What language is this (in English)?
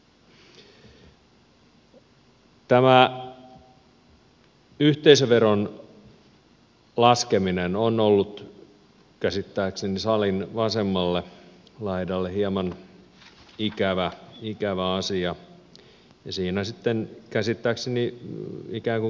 Finnish